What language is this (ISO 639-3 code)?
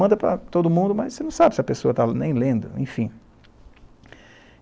por